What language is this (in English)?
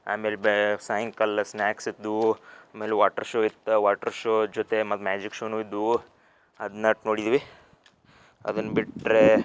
Kannada